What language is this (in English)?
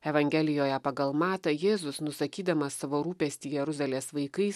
Lithuanian